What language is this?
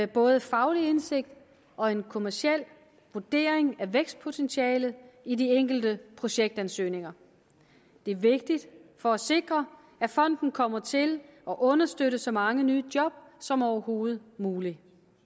Danish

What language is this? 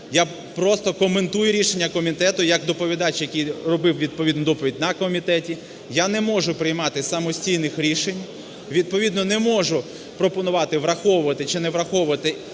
Ukrainian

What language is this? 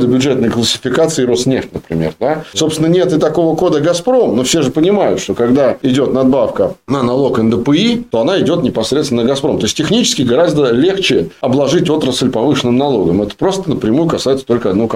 Russian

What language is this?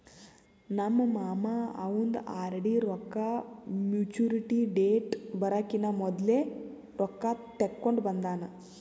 Kannada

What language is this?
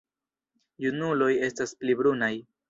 Esperanto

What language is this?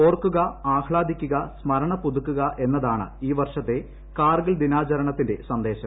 Malayalam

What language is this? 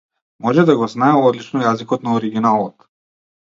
Macedonian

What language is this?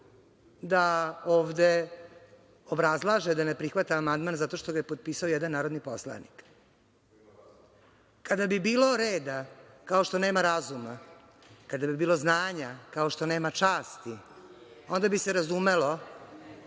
Serbian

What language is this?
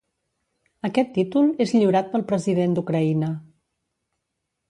Catalan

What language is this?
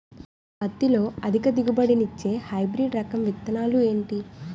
Telugu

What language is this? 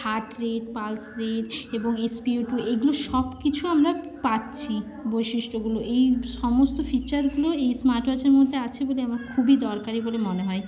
Bangla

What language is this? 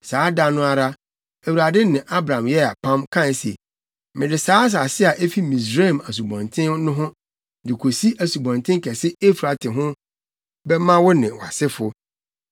Akan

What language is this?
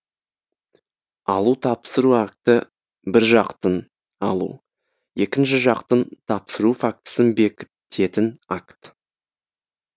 Kazakh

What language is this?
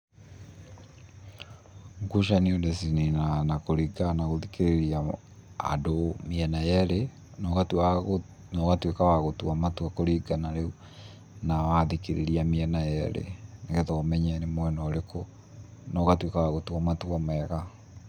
Kikuyu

